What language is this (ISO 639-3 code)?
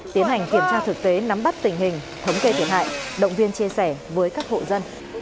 vie